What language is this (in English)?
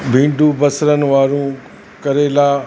Sindhi